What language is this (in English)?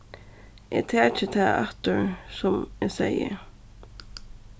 Faroese